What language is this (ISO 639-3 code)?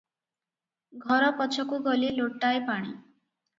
ori